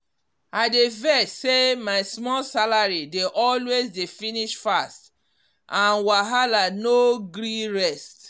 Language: Nigerian Pidgin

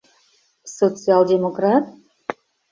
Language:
Mari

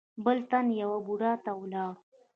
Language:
Pashto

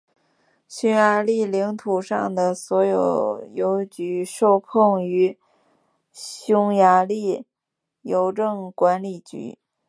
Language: Chinese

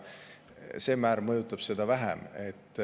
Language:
Estonian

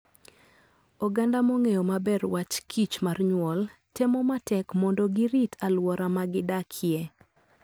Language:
Luo (Kenya and Tanzania)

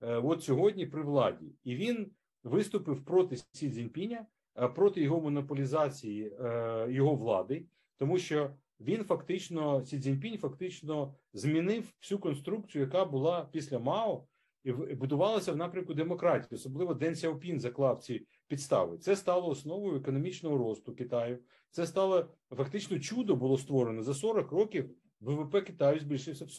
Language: Ukrainian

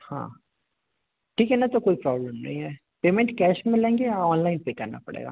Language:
Hindi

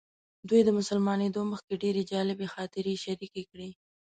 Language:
Pashto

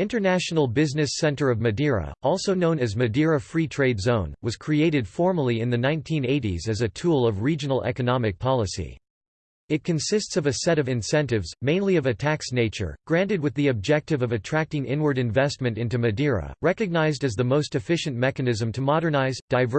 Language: English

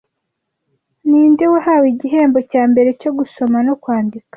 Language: Kinyarwanda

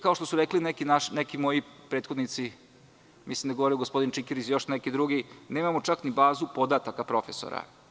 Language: Serbian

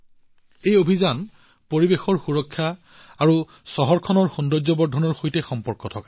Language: Assamese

